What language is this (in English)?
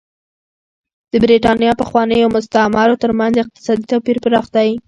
Pashto